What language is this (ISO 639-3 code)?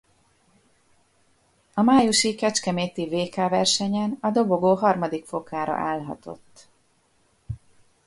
hun